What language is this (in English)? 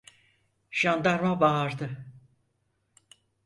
Turkish